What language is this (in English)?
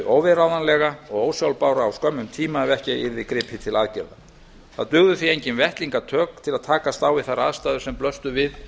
Icelandic